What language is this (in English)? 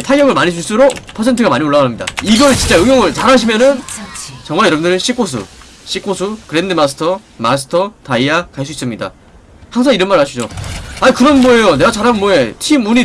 Korean